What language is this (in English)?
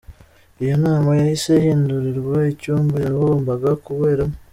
Kinyarwanda